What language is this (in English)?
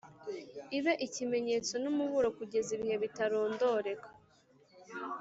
Kinyarwanda